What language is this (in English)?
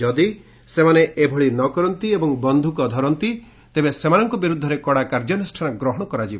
Odia